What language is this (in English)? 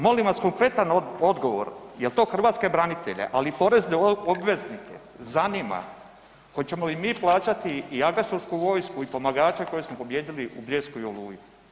Croatian